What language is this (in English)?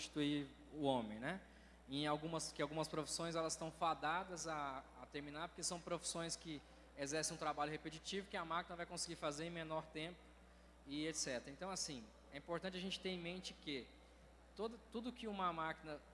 Portuguese